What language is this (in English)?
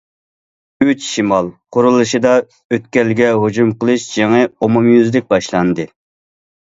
Uyghur